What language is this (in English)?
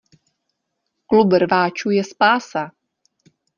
Czech